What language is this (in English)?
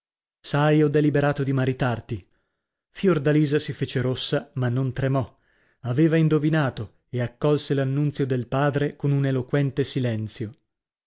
Italian